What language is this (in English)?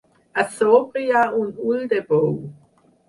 Catalan